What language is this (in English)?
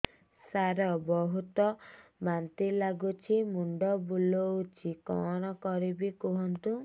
Odia